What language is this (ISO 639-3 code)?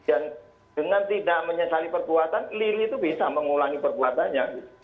ind